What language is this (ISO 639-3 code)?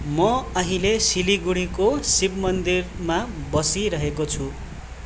nep